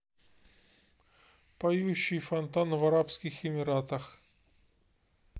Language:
Russian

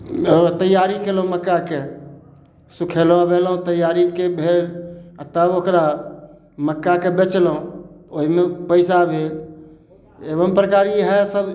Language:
Maithili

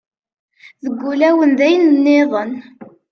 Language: Kabyle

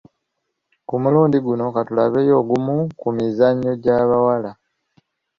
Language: Ganda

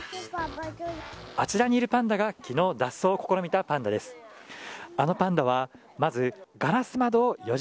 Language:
Japanese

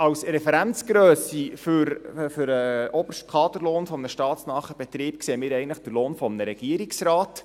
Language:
Swiss German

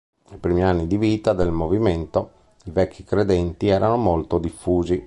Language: Italian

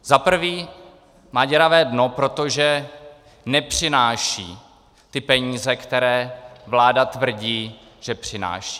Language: Czech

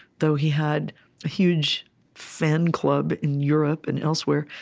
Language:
English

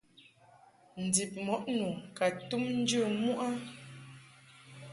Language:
Mungaka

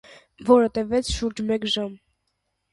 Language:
Armenian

